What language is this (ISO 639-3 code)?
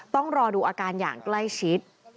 tha